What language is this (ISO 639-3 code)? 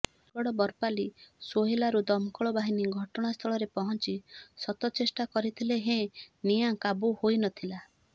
ori